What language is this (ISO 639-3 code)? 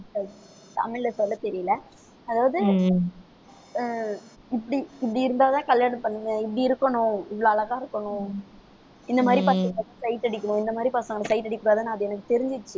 tam